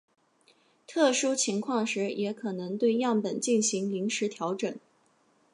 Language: Chinese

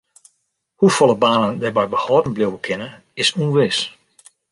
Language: Western Frisian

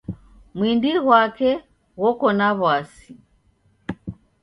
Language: Taita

